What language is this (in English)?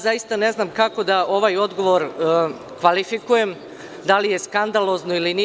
Serbian